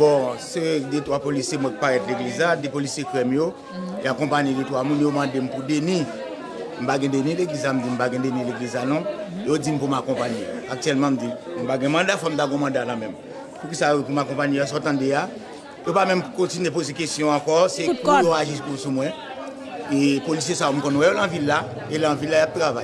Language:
French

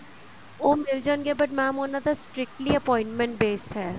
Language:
Punjabi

